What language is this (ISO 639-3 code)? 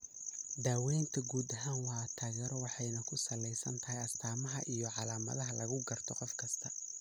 som